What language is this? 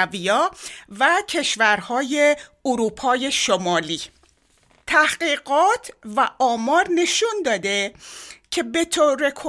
Persian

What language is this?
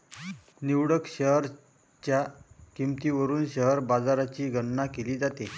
Marathi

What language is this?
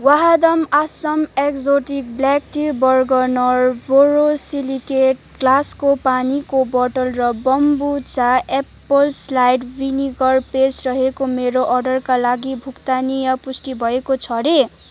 Nepali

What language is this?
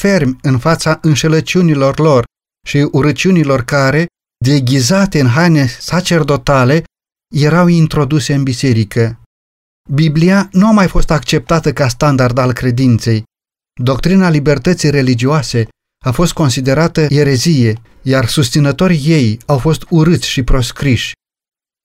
Romanian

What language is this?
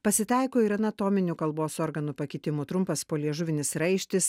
Lithuanian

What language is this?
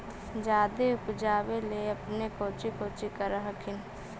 Magahi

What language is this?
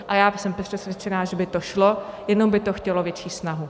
Czech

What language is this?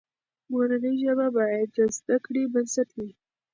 Pashto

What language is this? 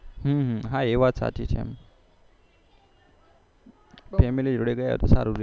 Gujarati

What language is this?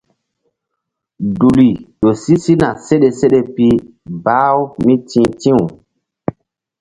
Mbum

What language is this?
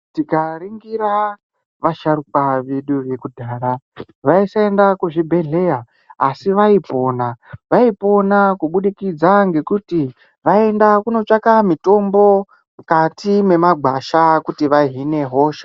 Ndau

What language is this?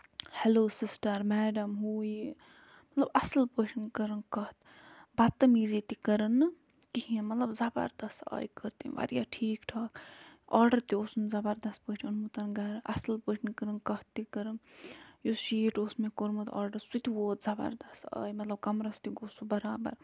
Kashmiri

